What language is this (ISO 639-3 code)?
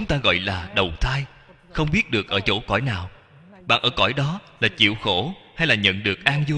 vie